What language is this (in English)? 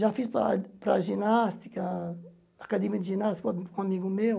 Portuguese